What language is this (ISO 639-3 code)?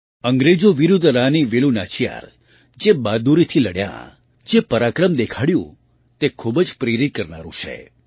guj